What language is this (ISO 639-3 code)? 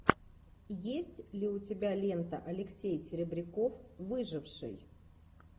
rus